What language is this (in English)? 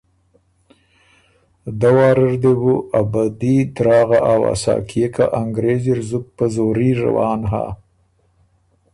Ormuri